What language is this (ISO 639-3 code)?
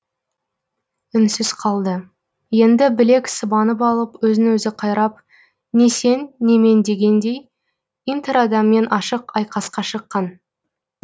kaz